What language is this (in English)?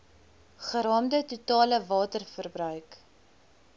Afrikaans